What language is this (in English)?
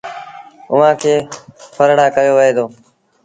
Sindhi Bhil